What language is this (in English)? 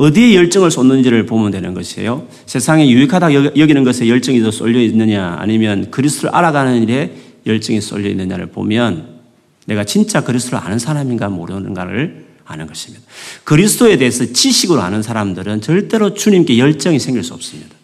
Korean